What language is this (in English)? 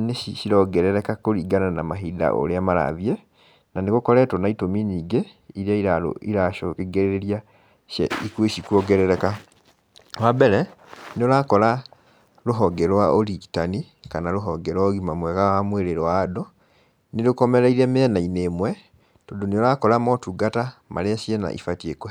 Kikuyu